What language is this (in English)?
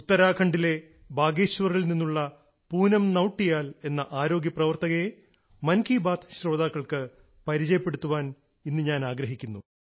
Malayalam